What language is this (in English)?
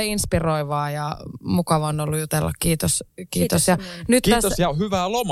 Finnish